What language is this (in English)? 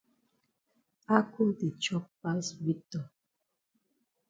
Cameroon Pidgin